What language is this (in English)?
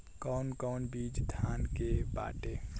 Bhojpuri